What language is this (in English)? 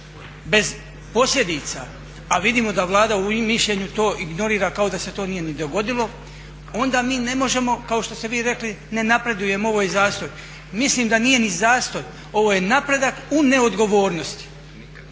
Croatian